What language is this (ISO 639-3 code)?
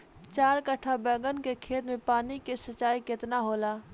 bho